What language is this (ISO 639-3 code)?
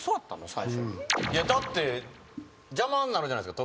jpn